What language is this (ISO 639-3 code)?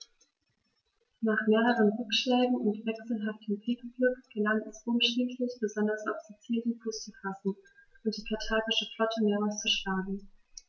deu